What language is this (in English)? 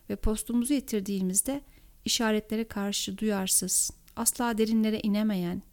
Turkish